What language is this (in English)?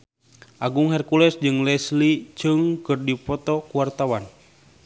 Sundanese